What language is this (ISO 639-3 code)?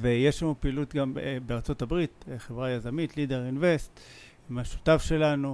heb